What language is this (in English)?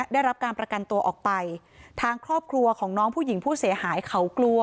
Thai